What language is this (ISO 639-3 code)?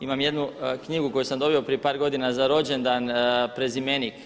hrv